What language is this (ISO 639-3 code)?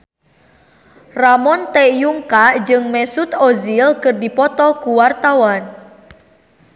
sun